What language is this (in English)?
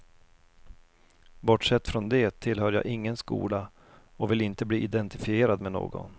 Swedish